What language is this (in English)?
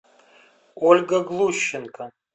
Russian